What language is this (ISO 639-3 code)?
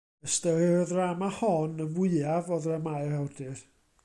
cym